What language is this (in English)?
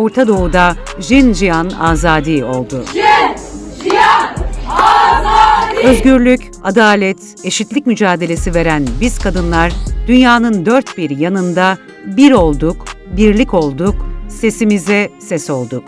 Turkish